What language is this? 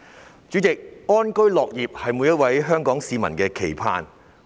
Cantonese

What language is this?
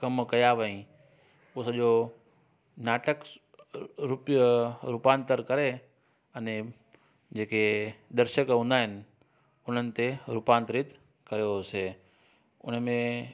Sindhi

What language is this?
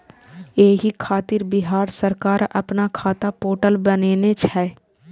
Maithili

